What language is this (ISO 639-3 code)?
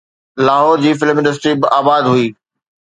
snd